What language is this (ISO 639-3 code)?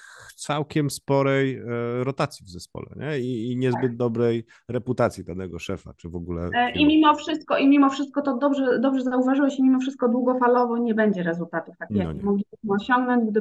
pol